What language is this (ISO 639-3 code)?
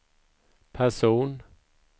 swe